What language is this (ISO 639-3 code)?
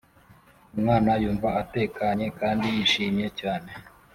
kin